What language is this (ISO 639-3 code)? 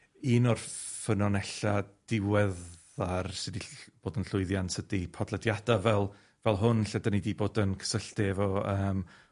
cym